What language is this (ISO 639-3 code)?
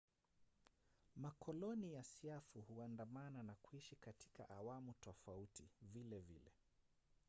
swa